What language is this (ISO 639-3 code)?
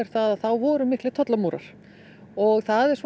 isl